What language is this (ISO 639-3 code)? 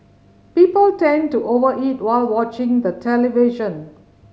eng